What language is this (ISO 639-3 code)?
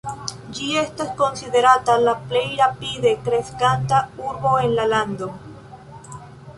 epo